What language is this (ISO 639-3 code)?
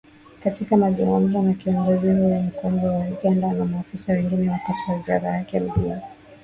swa